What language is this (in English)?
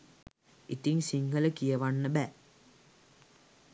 Sinhala